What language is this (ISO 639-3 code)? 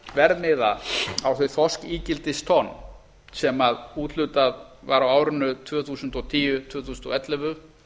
isl